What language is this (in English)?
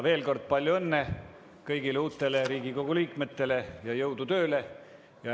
Estonian